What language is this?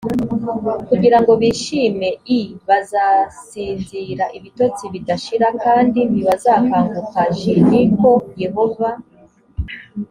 Kinyarwanda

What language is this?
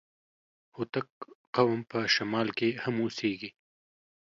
Pashto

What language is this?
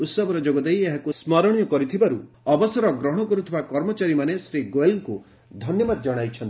Odia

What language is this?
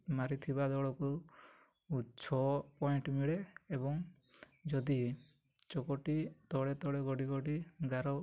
Odia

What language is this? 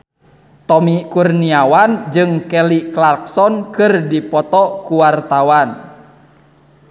Sundanese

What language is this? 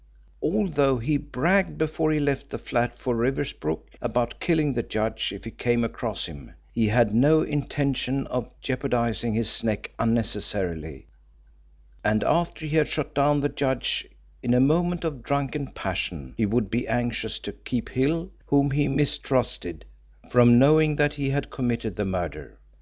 English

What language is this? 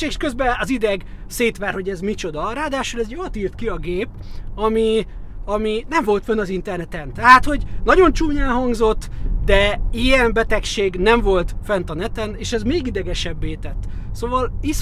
Hungarian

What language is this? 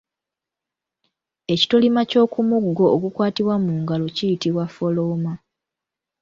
Ganda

